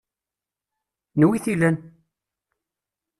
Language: Kabyle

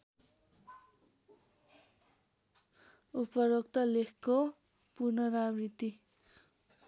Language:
Nepali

